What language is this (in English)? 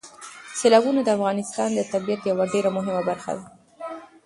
Pashto